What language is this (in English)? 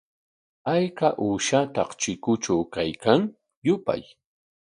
Corongo Ancash Quechua